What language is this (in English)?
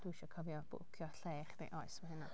Welsh